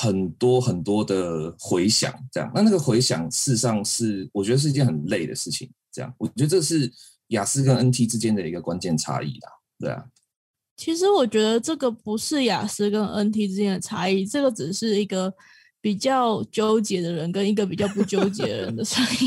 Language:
Chinese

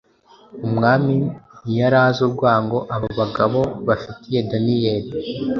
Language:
Kinyarwanda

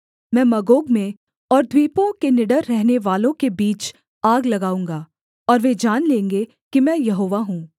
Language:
Hindi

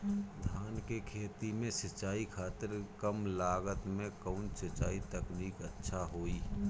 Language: Bhojpuri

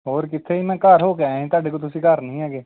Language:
Punjabi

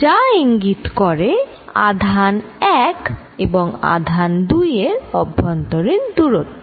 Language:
Bangla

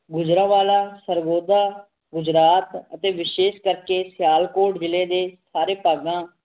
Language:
Punjabi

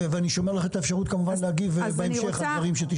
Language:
Hebrew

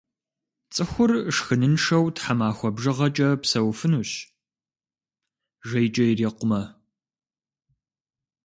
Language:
Kabardian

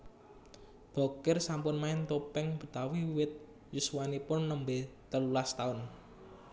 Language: Javanese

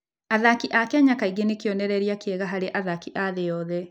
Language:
Kikuyu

